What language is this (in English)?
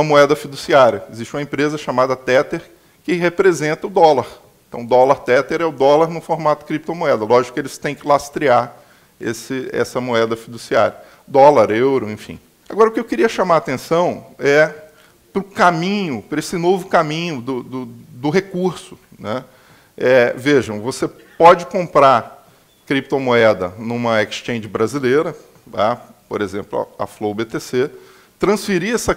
Portuguese